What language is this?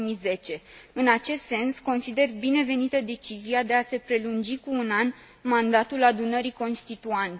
Romanian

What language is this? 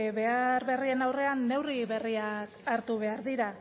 Basque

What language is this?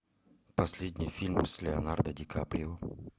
Russian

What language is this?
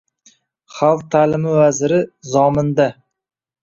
Uzbek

